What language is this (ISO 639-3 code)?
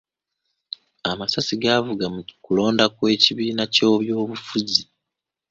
lug